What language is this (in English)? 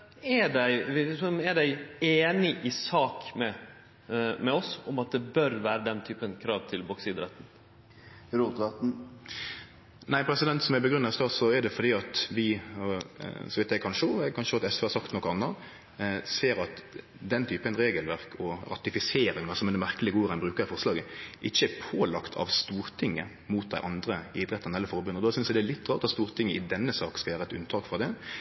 Norwegian Nynorsk